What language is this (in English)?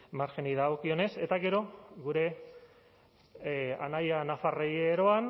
Basque